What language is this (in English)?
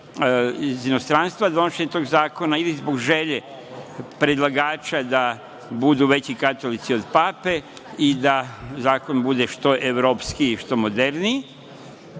Serbian